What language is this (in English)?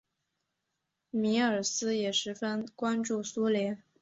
Chinese